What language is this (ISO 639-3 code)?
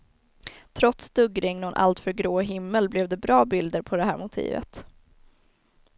swe